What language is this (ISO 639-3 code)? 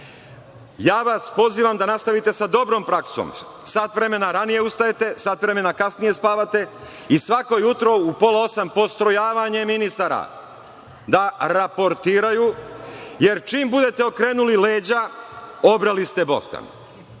srp